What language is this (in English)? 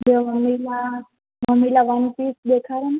Sindhi